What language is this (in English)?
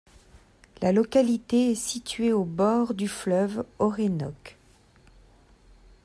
French